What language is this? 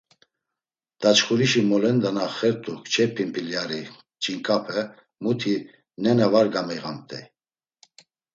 Laz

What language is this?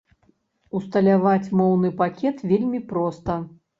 Belarusian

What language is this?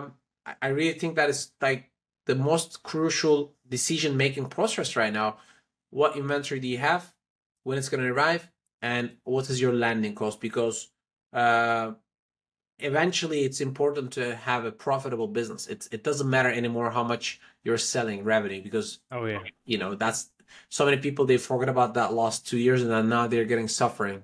English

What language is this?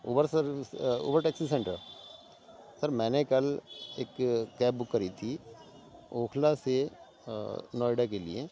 Urdu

